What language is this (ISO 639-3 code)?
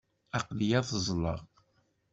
kab